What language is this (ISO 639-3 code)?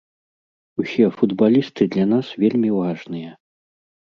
bel